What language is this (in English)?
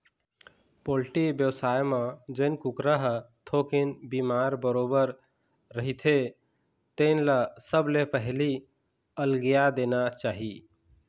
Chhattisgarhi